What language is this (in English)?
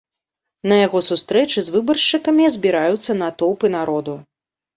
Belarusian